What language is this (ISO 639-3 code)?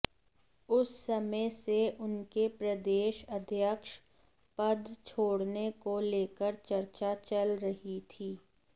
hin